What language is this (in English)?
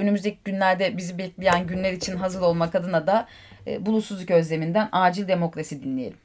Turkish